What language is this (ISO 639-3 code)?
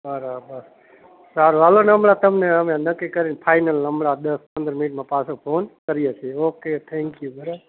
guj